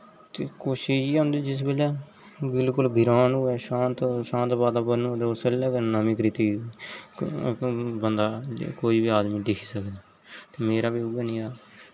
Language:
Dogri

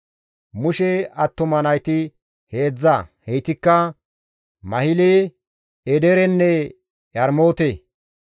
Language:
Gamo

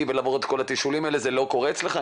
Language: Hebrew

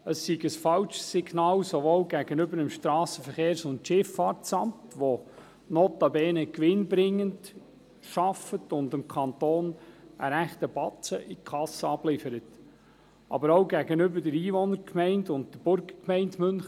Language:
Swiss German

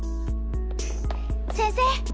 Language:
Japanese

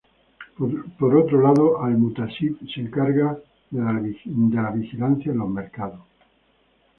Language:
Spanish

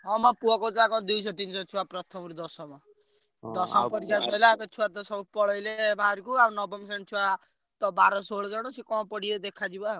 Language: Odia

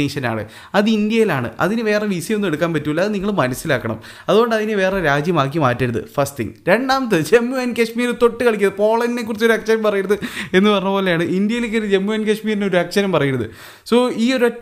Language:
Malayalam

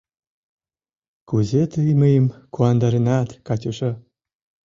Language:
Mari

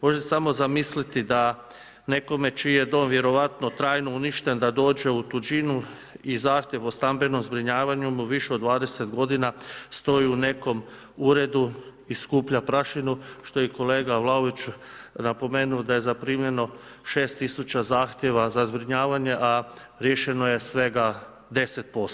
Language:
Croatian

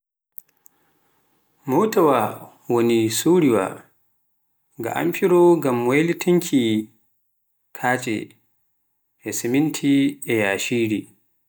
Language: Pular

